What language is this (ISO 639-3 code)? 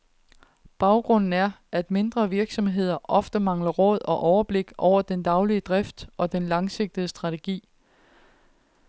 dan